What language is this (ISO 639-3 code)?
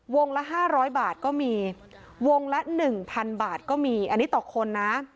tha